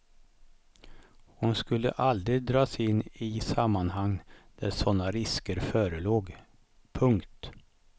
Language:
Swedish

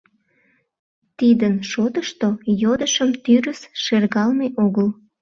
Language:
Mari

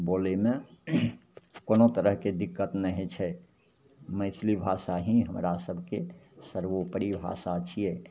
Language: Maithili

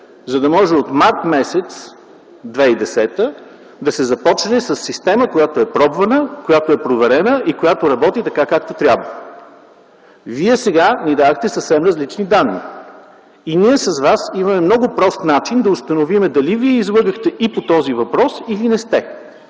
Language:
Bulgarian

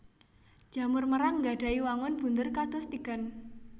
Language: Javanese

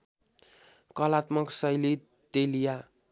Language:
Nepali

